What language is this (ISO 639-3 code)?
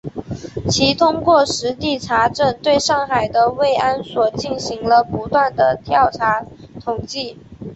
zho